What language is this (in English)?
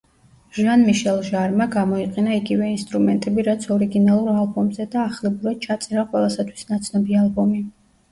Georgian